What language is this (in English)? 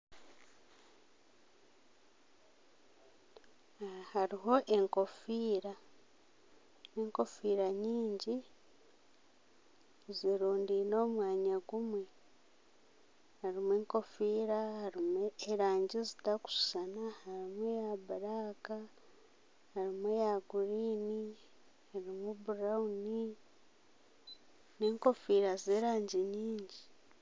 Nyankole